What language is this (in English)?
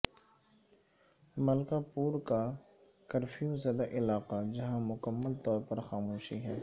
Urdu